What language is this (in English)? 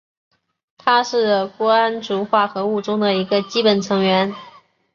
Chinese